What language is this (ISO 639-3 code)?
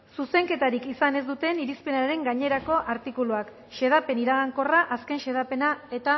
eus